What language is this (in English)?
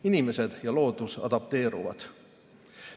Estonian